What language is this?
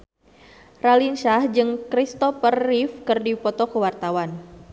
Sundanese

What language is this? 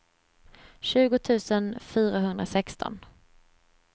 Swedish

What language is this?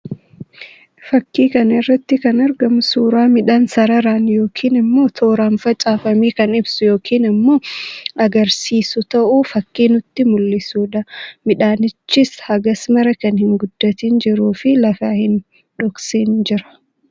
Oromo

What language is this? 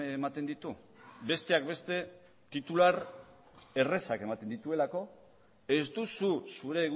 Basque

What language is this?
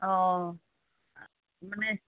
Assamese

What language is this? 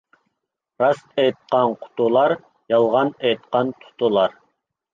Uyghur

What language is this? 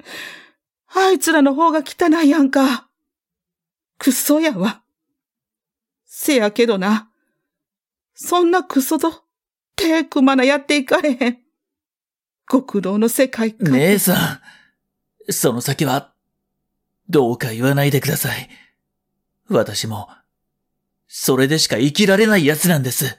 Japanese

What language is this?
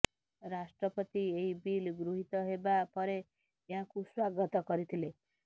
Odia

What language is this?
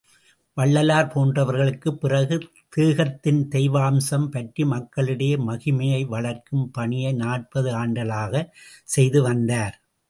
Tamil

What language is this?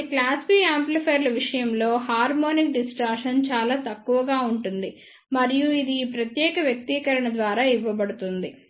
Telugu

